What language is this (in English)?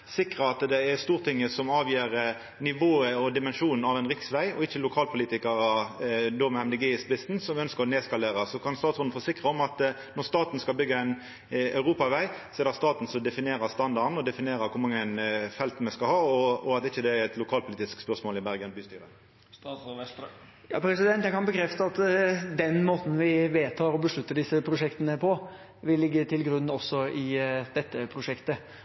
Norwegian